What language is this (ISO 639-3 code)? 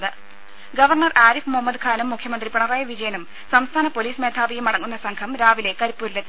mal